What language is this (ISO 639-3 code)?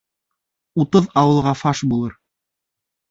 bak